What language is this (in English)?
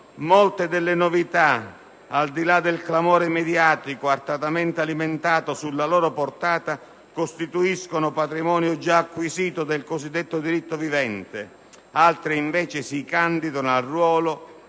Italian